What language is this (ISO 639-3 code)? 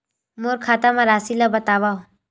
hne